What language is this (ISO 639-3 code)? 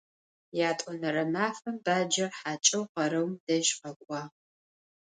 ady